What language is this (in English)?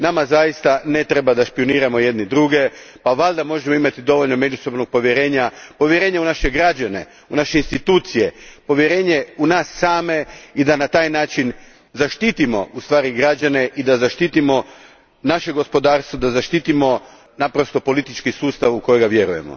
Croatian